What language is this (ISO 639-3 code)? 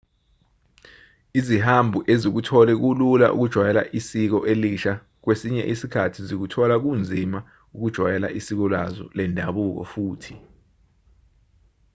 zul